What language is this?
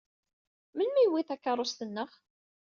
Kabyle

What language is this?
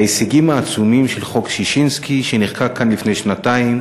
Hebrew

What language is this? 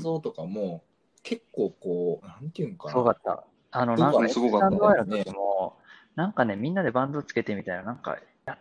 Japanese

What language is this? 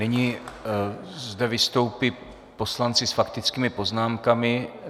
Czech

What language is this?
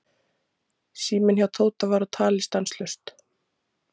Icelandic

